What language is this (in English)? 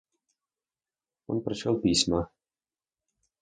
Russian